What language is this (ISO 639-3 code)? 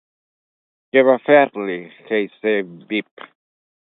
cat